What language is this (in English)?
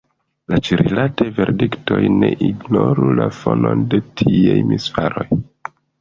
Esperanto